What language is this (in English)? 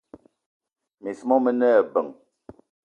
Eton (Cameroon)